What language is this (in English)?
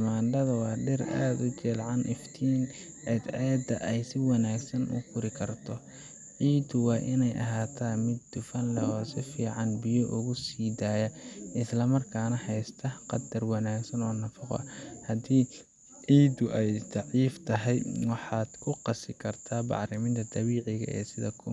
Somali